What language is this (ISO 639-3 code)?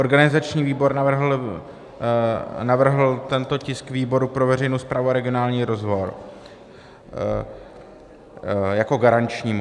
ces